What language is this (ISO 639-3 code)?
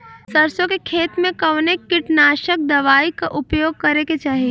bho